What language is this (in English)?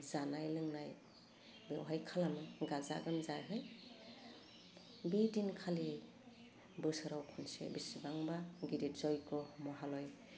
Bodo